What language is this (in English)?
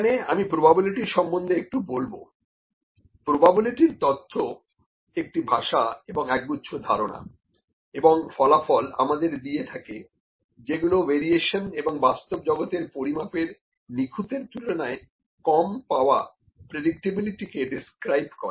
Bangla